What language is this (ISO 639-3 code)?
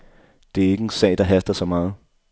dan